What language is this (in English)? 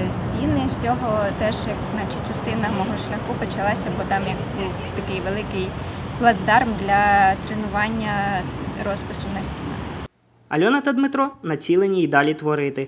Ukrainian